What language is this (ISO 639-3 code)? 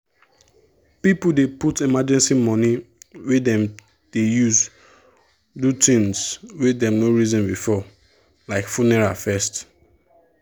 pcm